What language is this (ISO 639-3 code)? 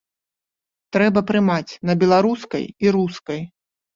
bel